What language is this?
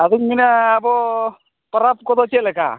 Santali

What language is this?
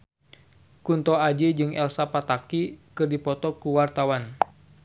Sundanese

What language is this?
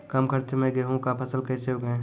Maithili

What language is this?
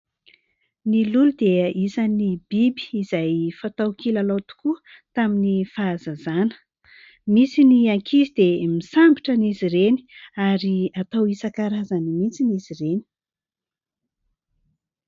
Malagasy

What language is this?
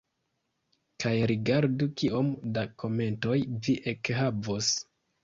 Esperanto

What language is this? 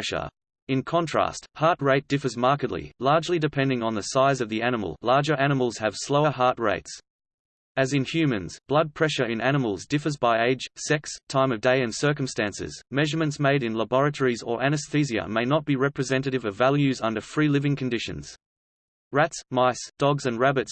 English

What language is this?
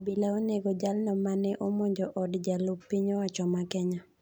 Luo (Kenya and Tanzania)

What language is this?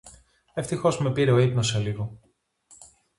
Greek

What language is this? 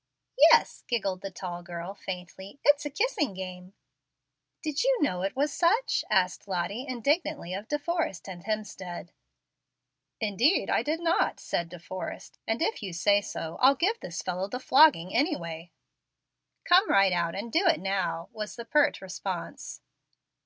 English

